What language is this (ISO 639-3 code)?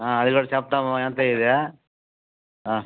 tel